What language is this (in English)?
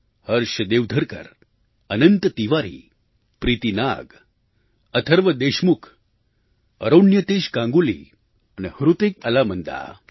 Gujarati